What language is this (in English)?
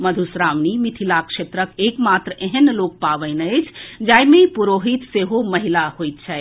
Maithili